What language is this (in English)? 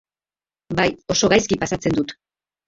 Basque